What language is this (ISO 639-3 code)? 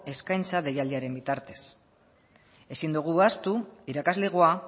eus